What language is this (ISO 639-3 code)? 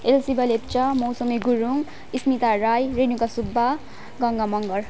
nep